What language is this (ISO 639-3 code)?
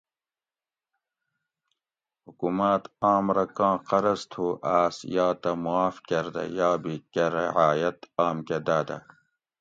gwc